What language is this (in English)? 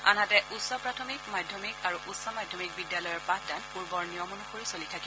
Assamese